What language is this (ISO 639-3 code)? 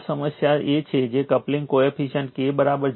guj